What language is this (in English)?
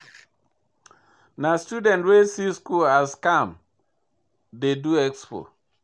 Nigerian Pidgin